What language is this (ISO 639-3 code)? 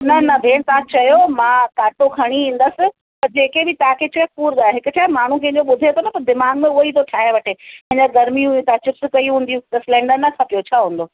snd